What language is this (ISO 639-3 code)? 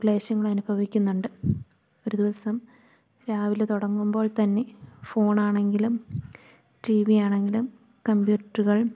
mal